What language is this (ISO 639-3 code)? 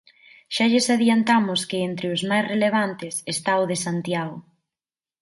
glg